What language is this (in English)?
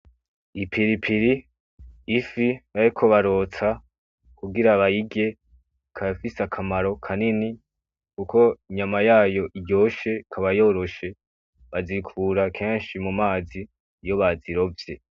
Rundi